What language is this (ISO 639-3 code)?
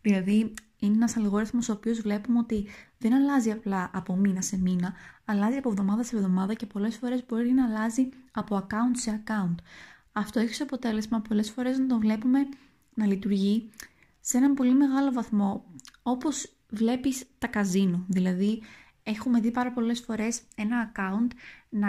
ell